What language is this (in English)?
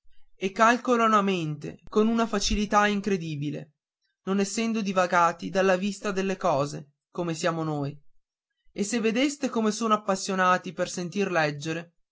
Italian